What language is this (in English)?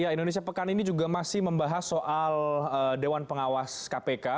Indonesian